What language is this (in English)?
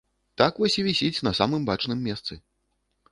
Belarusian